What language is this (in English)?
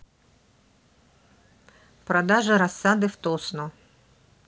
Russian